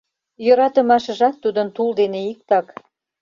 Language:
Mari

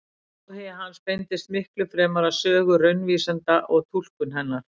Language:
Icelandic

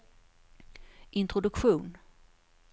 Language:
Swedish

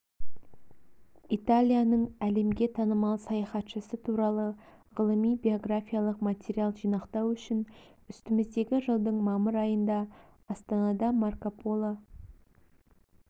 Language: Kazakh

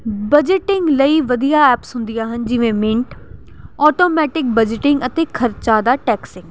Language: Punjabi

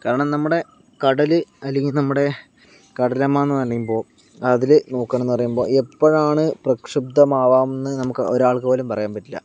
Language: Malayalam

